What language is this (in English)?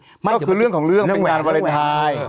Thai